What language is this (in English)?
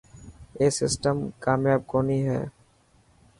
Dhatki